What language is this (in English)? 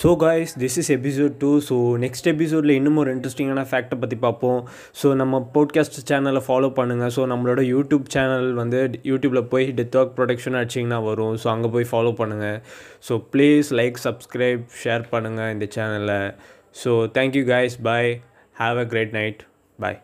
Tamil